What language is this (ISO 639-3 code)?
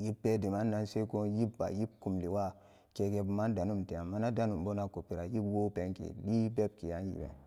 ccg